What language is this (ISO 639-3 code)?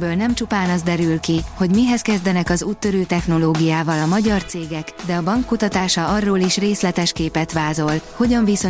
hun